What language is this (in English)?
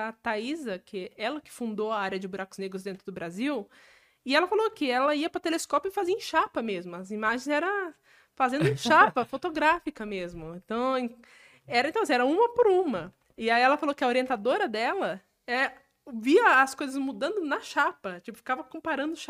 Portuguese